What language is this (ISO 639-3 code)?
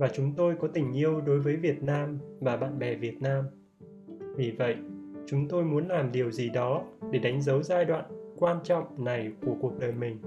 vie